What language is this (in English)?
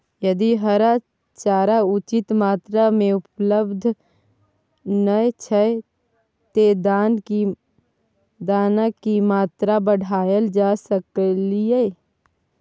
Maithili